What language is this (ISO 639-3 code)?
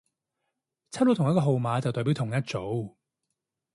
yue